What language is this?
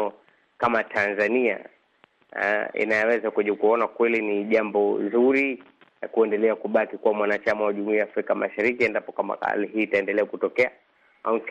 Swahili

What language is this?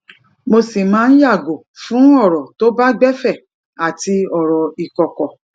Yoruba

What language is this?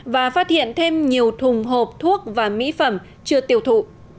Vietnamese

